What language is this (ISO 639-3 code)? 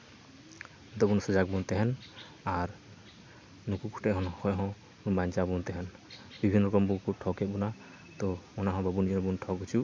sat